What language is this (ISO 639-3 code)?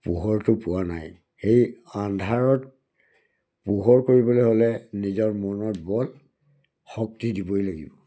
asm